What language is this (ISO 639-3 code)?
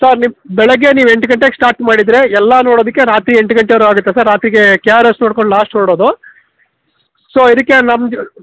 kan